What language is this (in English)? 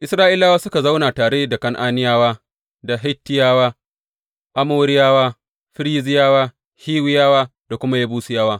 Hausa